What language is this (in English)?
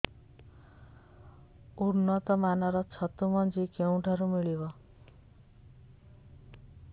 Odia